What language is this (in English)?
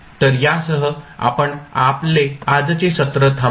Marathi